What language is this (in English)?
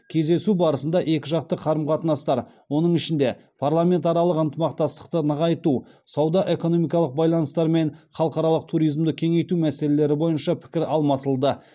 Kazakh